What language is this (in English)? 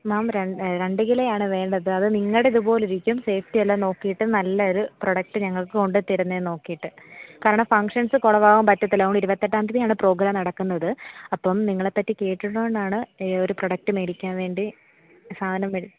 Malayalam